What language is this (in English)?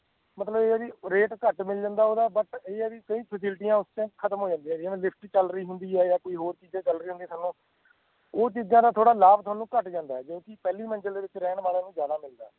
Punjabi